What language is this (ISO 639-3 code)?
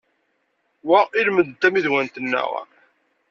kab